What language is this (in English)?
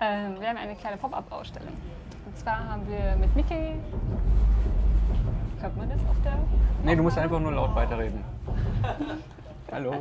German